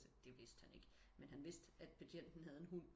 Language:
Danish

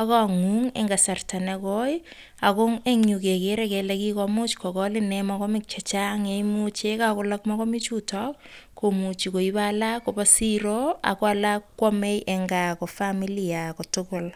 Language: Kalenjin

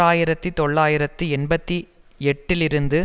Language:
Tamil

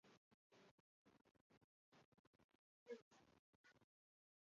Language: Chinese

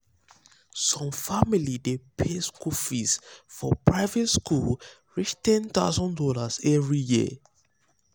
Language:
Nigerian Pidgin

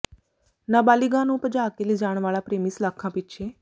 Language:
Punjabi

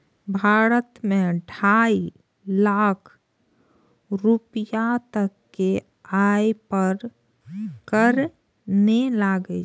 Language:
Maithili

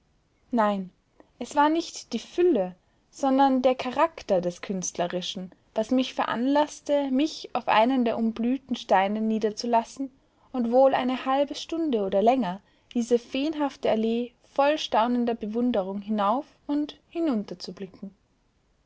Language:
German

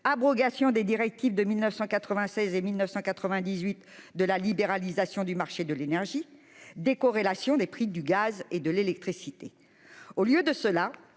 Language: French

